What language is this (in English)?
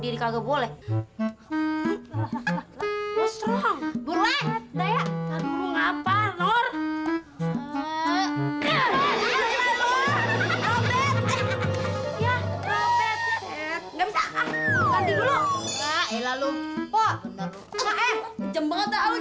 Indonesian